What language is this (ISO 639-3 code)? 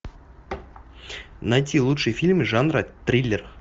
rus